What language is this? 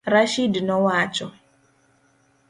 Luo (Kenya and Tanzania)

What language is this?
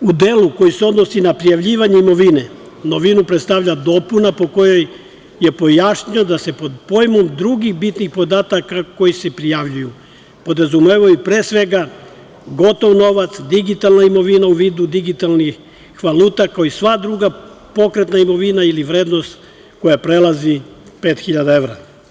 Serbian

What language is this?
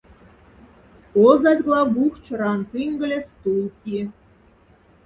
Moksha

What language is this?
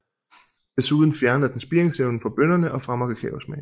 Danish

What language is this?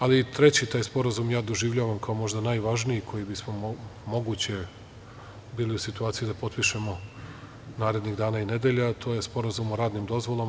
Serbian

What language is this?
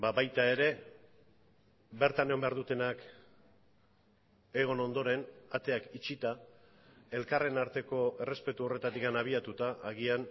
Basque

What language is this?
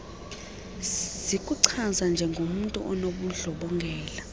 Xhosa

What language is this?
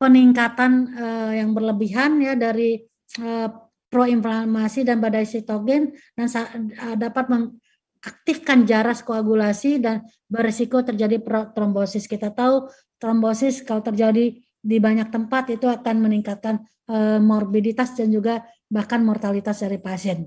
Indonesian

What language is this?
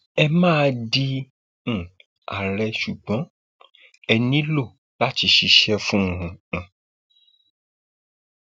Yoruba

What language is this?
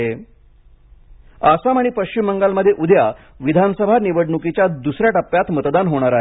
Marathi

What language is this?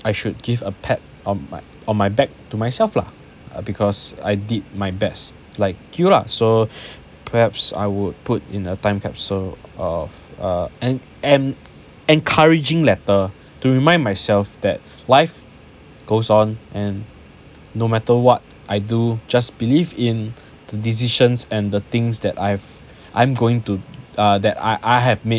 English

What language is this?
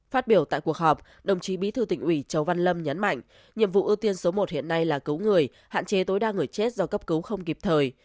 Vietnamese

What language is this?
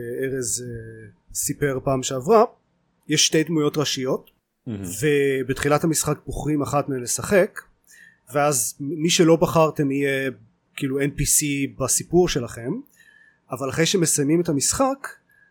Hebrew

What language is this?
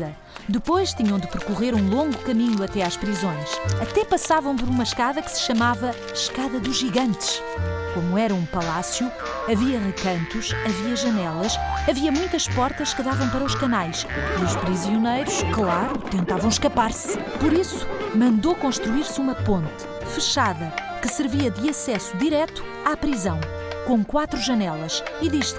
Portuguese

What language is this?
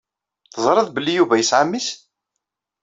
Kabyle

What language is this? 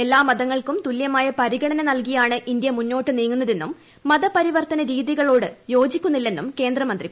Malayalam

